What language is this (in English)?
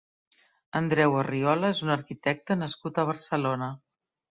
Catalan